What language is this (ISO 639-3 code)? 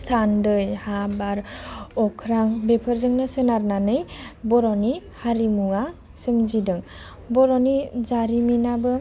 brx